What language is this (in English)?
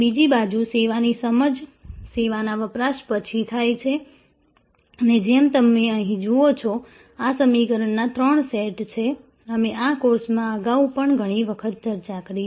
Gujarati